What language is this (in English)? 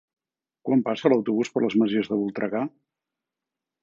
Catalan